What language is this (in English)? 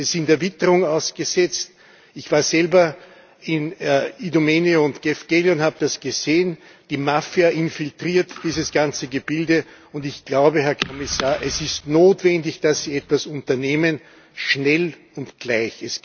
German